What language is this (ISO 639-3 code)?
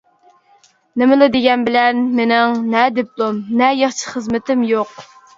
uig